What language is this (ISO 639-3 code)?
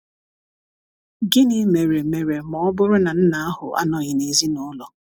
ibo